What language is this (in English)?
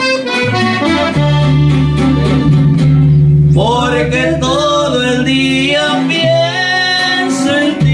Romanian